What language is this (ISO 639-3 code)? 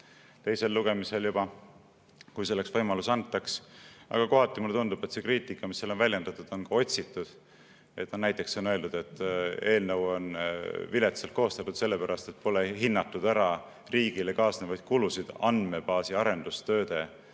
est